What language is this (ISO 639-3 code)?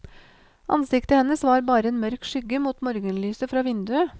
nor